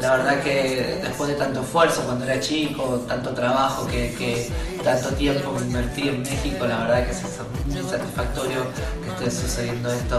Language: Spanish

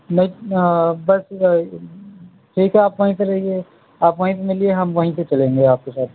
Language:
Urdu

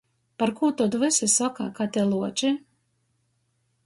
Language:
Latgalian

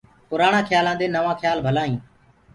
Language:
Gurgula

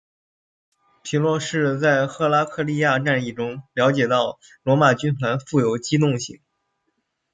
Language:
Chinese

